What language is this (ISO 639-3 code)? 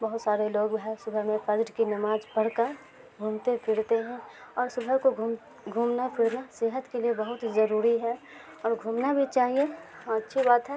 urd